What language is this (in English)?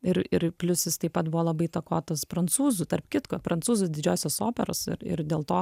Lithuanian